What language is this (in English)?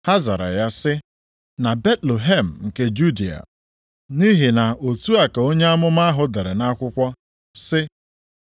Igbo